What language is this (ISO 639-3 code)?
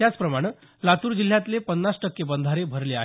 mar